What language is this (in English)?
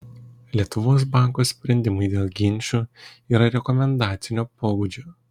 Lithuanian